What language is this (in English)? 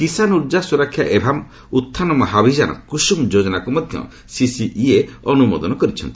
Odia